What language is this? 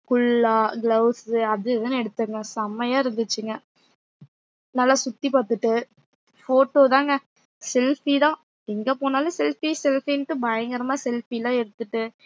Tamil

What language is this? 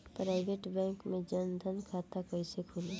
Bhojpuri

